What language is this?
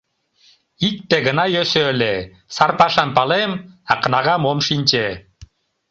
Mari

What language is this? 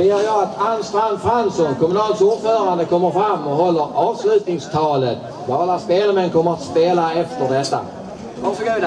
Swedish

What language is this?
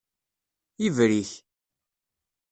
Kabyle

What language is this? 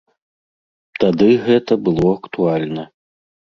Belarusian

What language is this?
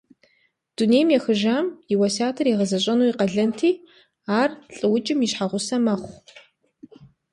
Kabardian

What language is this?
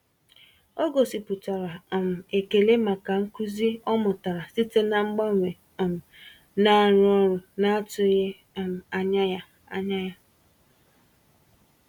Igbo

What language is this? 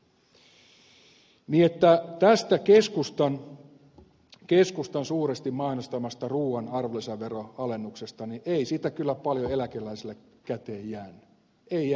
Finnish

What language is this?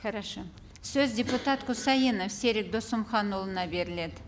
Kazakh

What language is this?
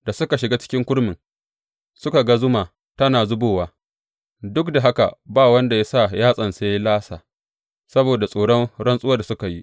Hausa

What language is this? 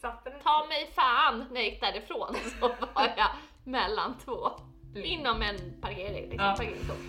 Swedish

